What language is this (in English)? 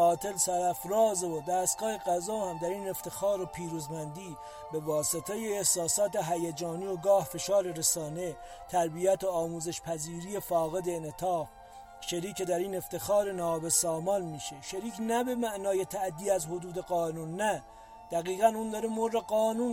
Persian